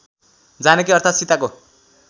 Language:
Nepali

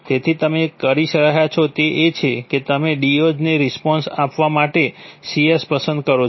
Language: Gujarati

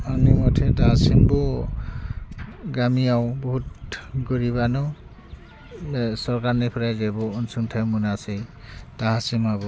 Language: Bodo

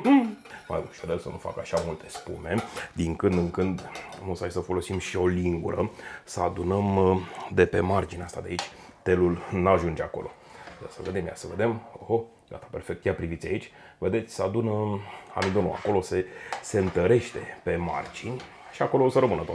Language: Romanian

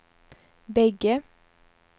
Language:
Swedish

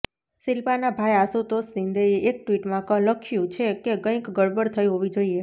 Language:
Gujarati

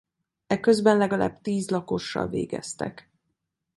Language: Hungarian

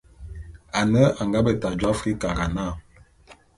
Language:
Bulu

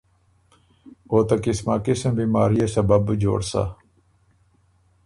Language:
Ormuri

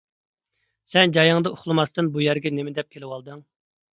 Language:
Uyghur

